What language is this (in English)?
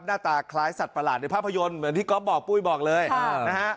Thai